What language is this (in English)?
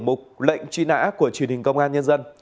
Vietnamese